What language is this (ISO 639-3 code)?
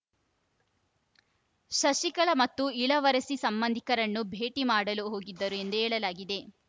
kan